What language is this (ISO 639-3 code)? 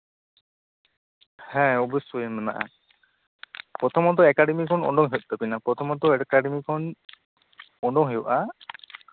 sat